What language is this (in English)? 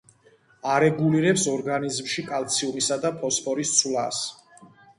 Georgian